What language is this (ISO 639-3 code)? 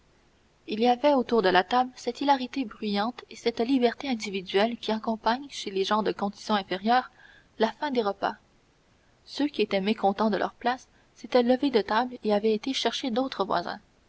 fra